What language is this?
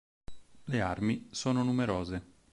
Italian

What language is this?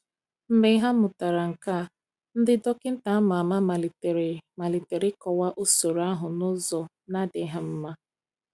Igbo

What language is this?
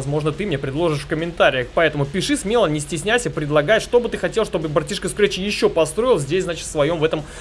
Russian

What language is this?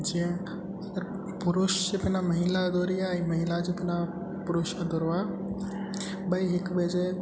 Sindhi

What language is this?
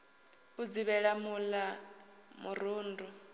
Venda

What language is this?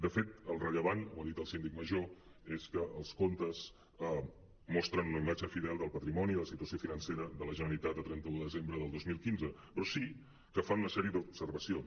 Catalan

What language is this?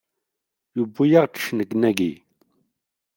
Kabyle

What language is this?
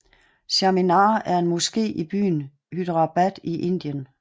Danish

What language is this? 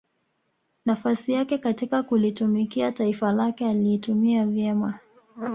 Swahili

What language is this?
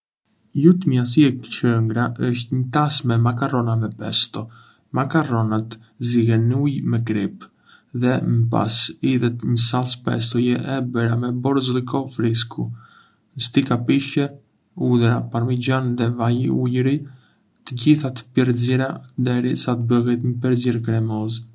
Arbëreshë Albanian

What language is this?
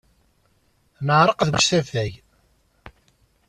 Kabyle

